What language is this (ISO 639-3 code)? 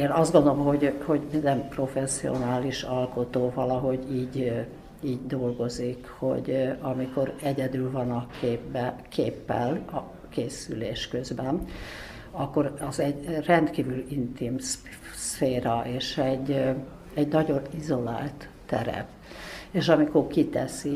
hun